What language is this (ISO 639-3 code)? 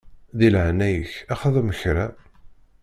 kab